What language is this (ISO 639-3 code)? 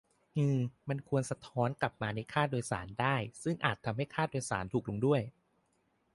tha